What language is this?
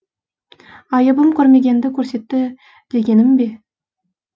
Kazakh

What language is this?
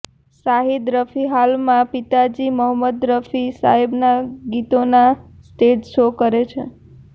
Gujarati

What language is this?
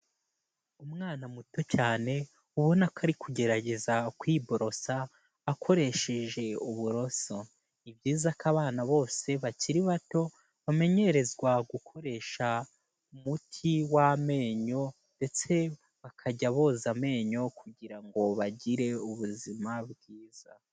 Kinyarwanda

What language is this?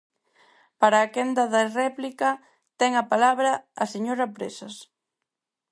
Galician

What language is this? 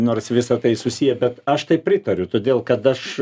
Lithuanian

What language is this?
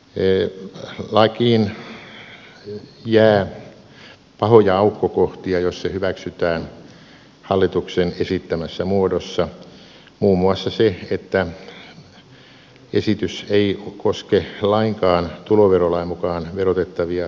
Finnish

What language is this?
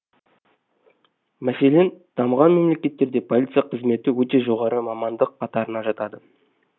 Kazakh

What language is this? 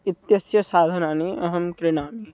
Sanskrit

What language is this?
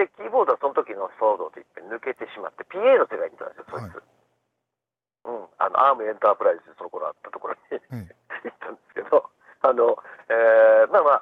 Japanese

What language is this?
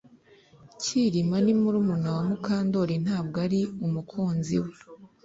Kinyarwanda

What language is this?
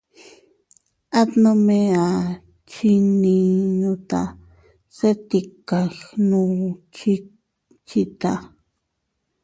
Teutila Cuicatec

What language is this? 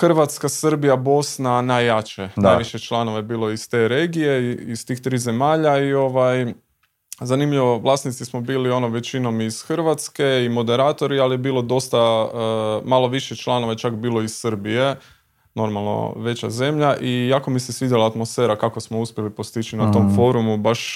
Croatian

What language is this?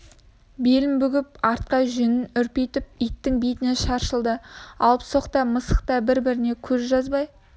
Kazakh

